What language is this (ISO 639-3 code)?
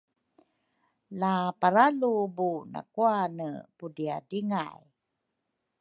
dru